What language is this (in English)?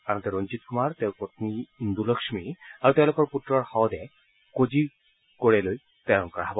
Assamese